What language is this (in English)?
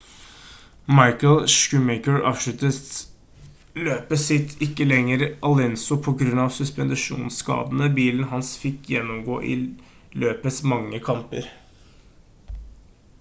Norwegian Bokmål